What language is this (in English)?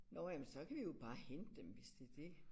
Danish